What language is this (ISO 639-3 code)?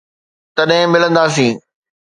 snd